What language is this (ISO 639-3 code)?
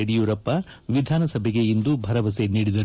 kan